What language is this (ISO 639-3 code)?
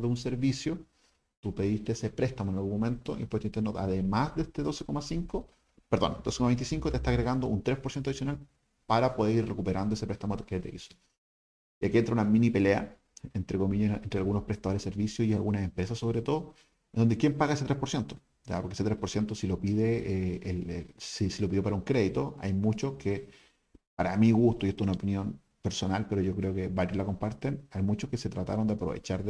spa